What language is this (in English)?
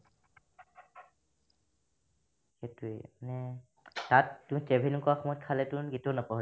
Assamese